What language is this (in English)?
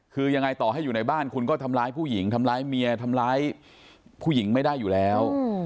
Thai